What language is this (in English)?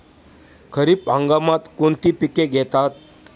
Marathi